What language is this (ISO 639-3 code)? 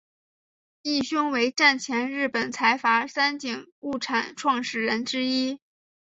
zho